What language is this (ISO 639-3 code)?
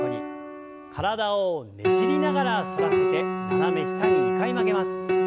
jpn